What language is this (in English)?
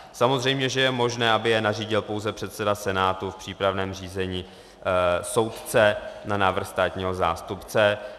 Czech